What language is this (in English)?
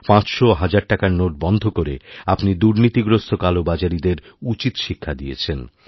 Bangla